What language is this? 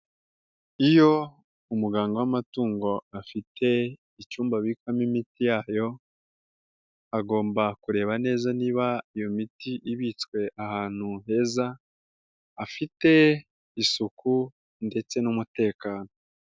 Kinyarwanda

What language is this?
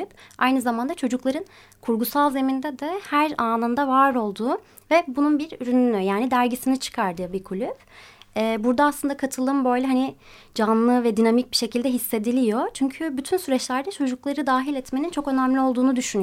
Turkish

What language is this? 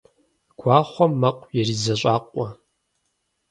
Kabardian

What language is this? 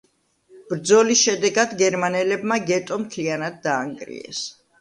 Georgian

